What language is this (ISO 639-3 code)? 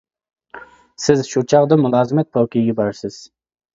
uig